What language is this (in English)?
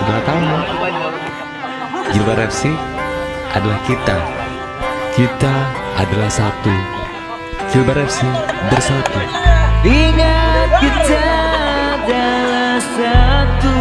Indonesian